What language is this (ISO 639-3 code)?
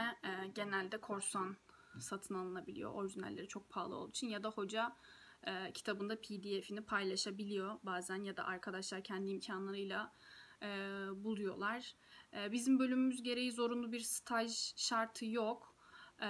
tur